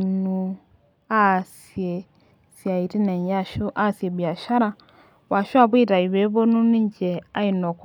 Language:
Masai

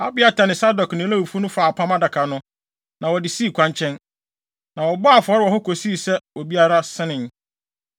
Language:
Akan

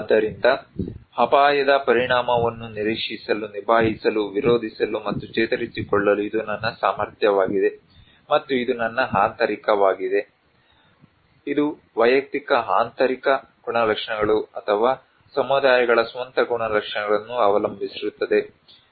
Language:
Kannada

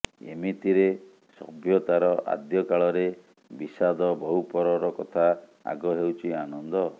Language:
Odia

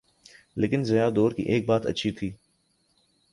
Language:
Urdu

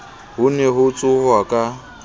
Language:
Southern Sotho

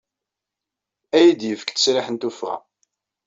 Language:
Kabyle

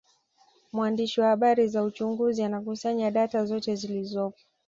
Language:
Swahili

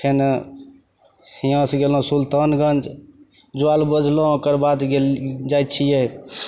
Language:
Maithili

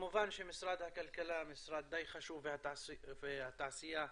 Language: Hebrew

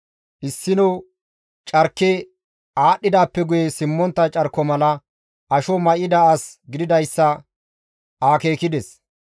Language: Gamo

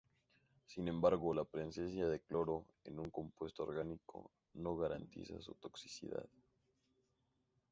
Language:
Spanish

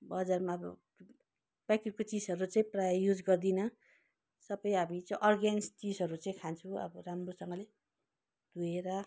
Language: Nepali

